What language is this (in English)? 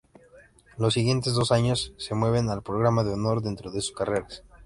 Spanish